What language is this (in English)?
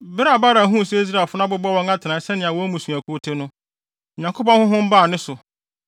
Akan